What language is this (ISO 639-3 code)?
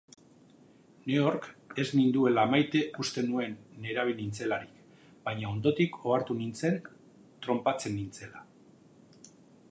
eus